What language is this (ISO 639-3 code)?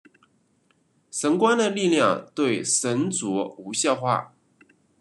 zho